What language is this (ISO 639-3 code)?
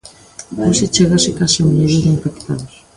glg